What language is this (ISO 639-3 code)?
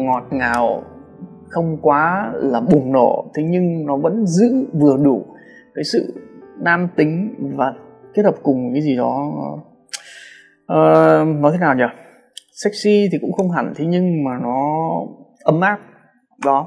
vie